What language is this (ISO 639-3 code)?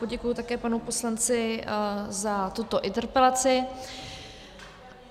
ces